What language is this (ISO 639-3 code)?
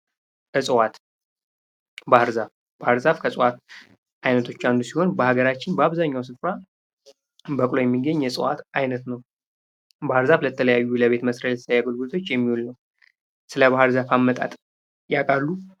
amh